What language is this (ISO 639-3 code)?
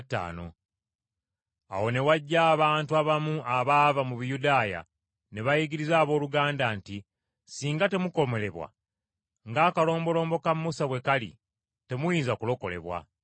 lug